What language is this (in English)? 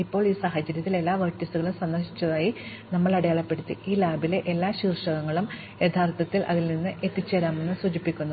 Malayalam